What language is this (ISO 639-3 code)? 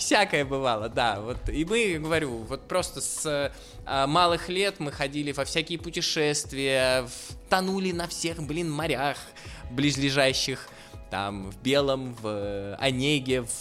rus